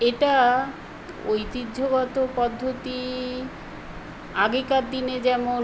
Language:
Bangla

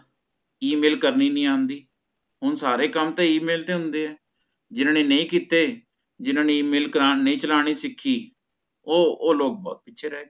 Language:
Punjabi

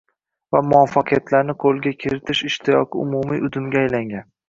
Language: Uzbek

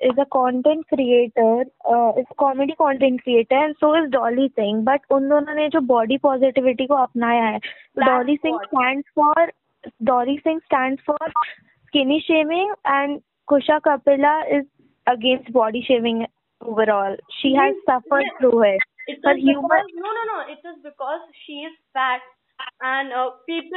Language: Hindi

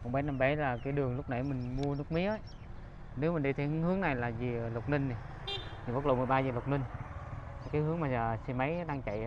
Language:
Vietnamese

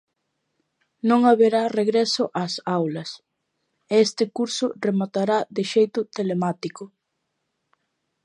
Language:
Galician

